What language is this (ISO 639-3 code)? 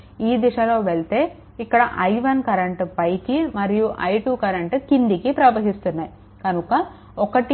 tel